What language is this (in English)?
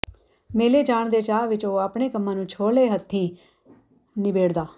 Punjabi